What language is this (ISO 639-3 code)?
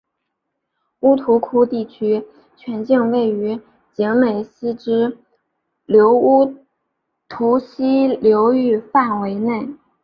zho